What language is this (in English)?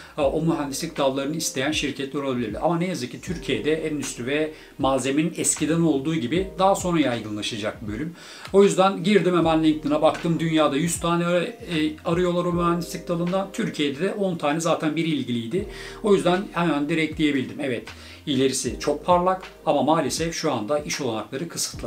Turkish